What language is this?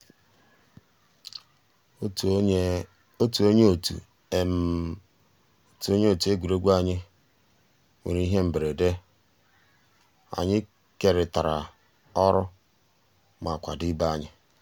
Igbo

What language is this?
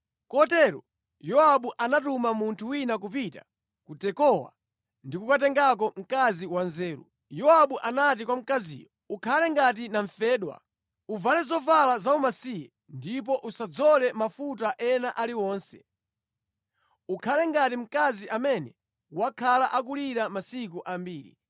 Nyanja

